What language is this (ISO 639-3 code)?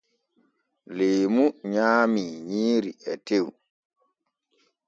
fue